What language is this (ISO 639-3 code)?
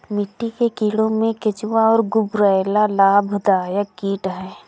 hin